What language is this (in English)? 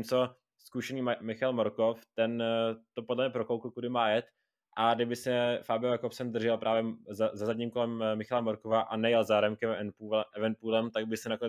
Czech